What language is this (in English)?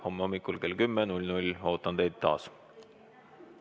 Estonian